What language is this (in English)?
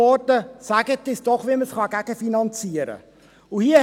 Swiss German